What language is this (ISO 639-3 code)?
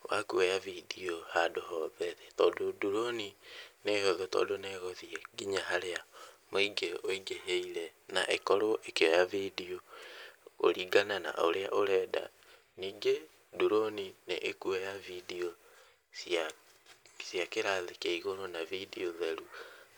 kik